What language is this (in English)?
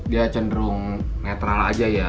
Indonesian